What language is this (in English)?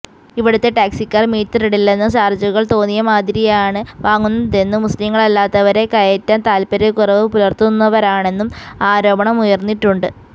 Malayalam